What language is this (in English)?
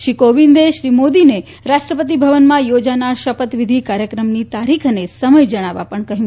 Gujarati